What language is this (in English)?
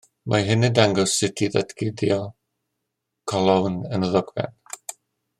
Welsh